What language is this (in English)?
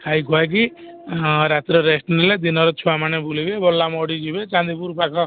Odia